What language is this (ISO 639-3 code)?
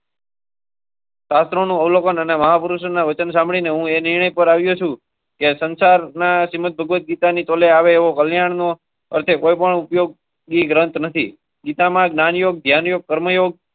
guj